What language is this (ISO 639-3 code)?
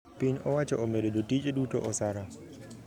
luo